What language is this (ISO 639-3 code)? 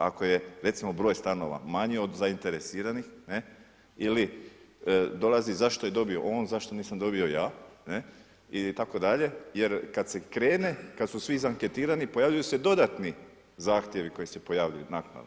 hrv